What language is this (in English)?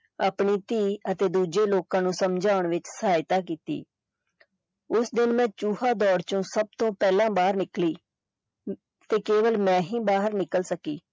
Punjabi